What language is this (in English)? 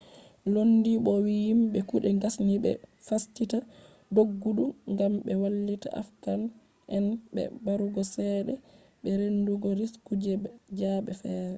Fula